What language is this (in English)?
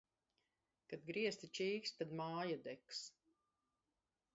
Latvian